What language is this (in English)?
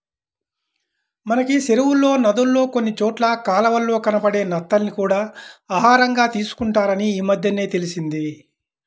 Telugu